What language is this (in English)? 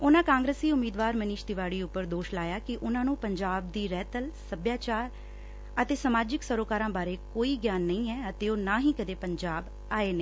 Punjabi